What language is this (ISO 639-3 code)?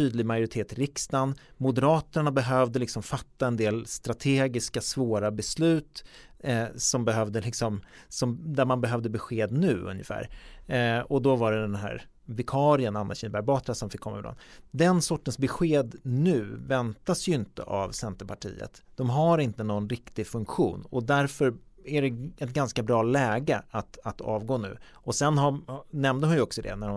swe